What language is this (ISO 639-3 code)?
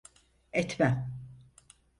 tur